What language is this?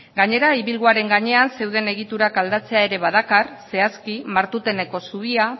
Basque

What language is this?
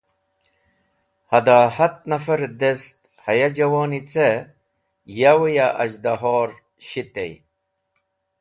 Wakhi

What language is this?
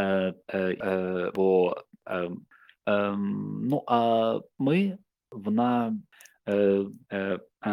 Ukrainian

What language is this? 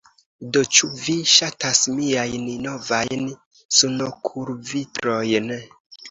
Esperanto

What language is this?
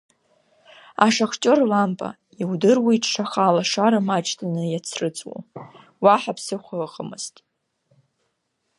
Abkhazian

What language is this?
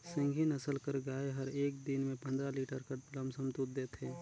Chhattisgarhi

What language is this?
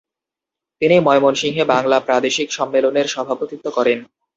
Bangla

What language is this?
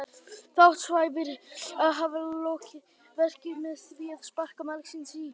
Icelandic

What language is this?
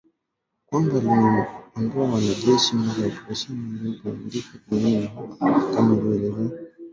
Swahili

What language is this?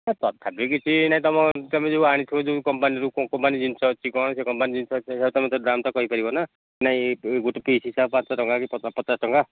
Odia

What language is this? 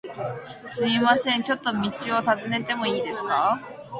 Japanese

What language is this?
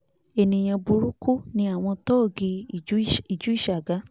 Yoruba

